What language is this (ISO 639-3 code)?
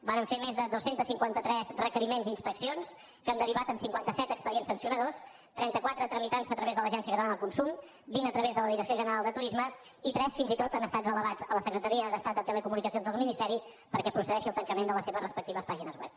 cat